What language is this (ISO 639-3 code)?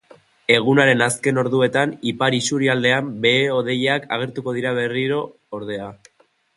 eus